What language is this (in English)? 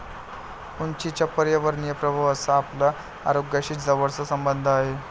Marathi